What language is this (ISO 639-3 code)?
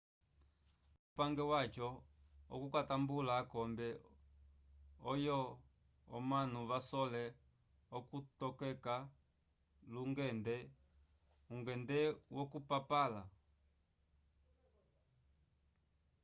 umb